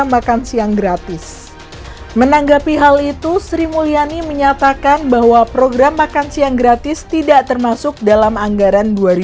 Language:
Indonesian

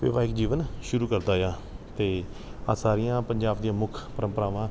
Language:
Punjabi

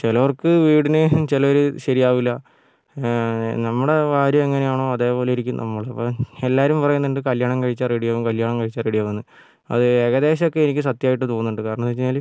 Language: Malayalam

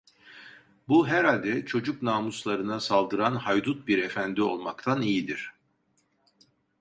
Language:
Turkish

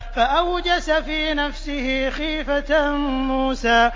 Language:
Arabic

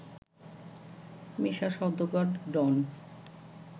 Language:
Bangla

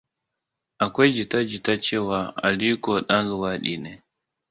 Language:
Hausa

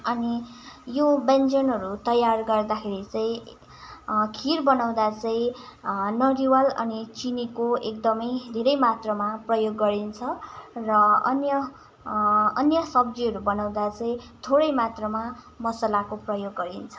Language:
Nepali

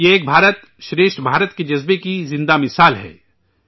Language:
Urdu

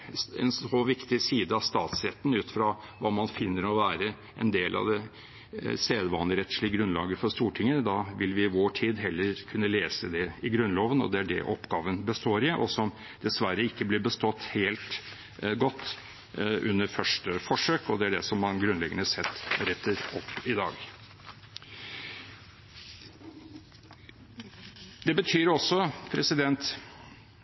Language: Norwegian Bokmål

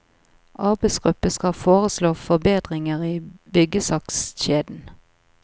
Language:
Norwegian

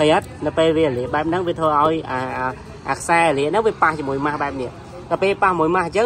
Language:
Vietnamese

